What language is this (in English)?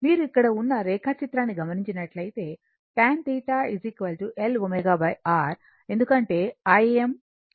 Telugu